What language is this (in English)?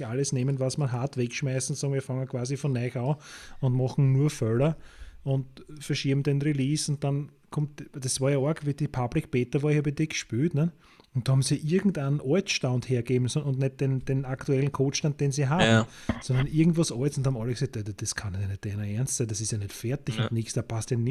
German